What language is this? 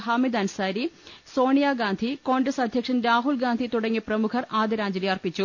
Malayalam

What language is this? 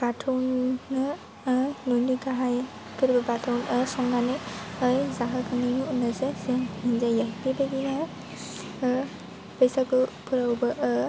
Bodo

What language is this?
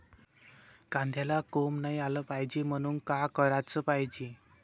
Marathi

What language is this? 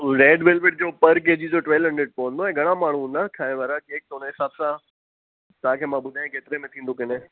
Sindhi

